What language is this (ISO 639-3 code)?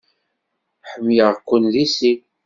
kab